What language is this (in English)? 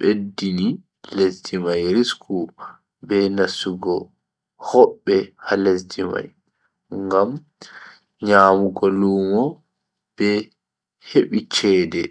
Bagirmi Fulfulde